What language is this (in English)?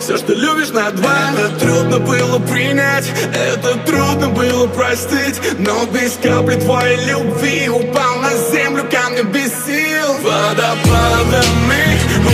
Polish